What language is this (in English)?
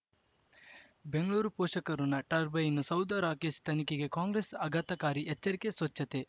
Kannada